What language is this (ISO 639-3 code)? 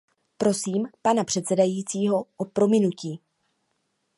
ces